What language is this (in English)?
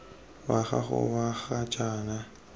Tswana